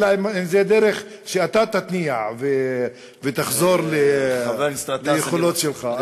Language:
Hebrew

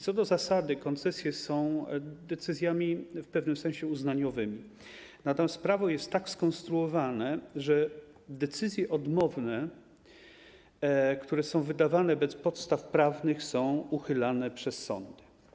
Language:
Polish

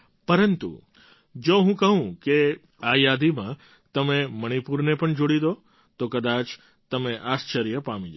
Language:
Gujarati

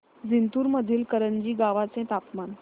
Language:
Marathi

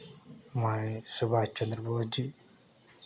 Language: Hindi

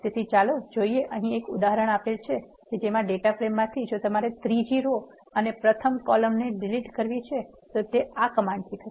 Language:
Gujarati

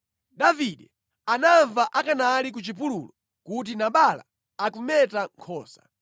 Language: Nyanja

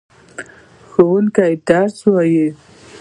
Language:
Pashto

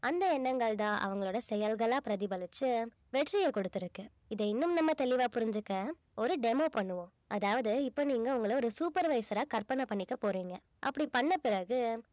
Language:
Tamil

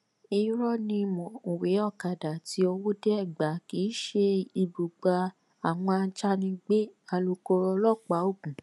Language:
Yoruba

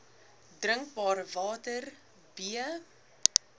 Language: Afrikaans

